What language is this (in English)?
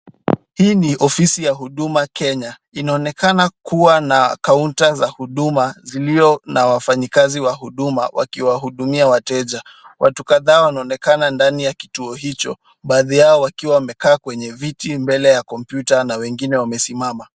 Swahili